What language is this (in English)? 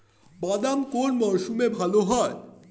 Bangla